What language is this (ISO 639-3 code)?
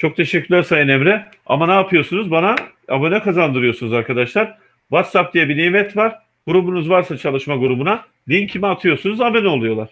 tur